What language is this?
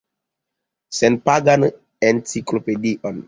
Esperanto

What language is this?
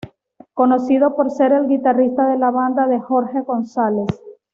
Spanish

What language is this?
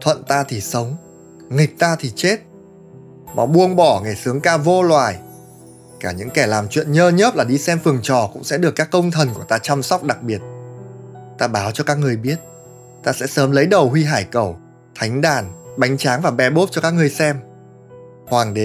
Vietnamese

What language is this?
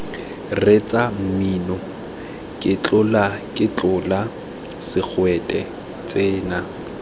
Tswana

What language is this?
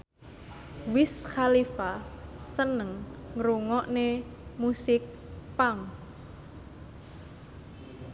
Javanese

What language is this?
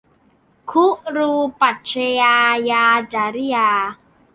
Thai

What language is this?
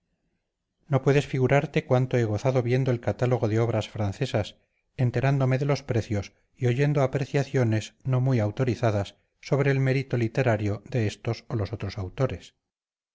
Spanish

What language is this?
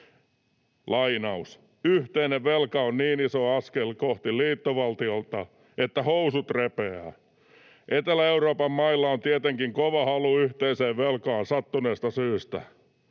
Finnish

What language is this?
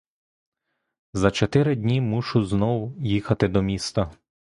Ukrainian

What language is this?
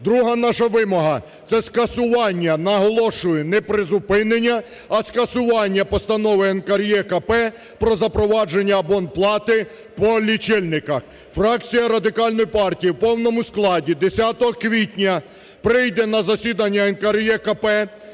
Ukrainian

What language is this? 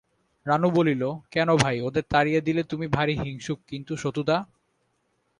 Bangla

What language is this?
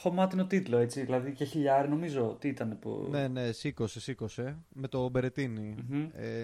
Greek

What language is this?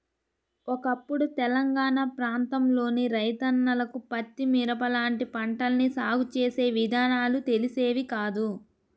Telugu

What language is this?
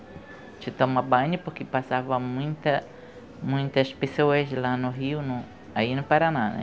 Portuguese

